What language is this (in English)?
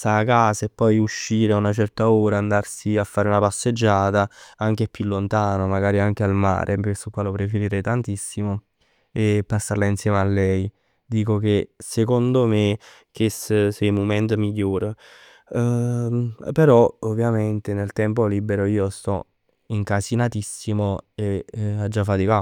Neapolitan